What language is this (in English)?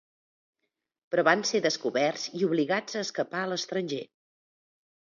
Catalan